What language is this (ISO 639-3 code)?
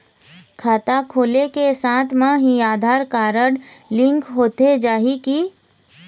hne